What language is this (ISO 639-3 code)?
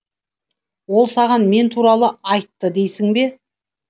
kaz